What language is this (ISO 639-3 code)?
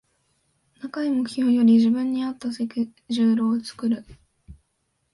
jpn